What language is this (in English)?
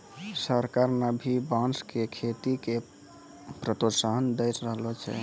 Maithili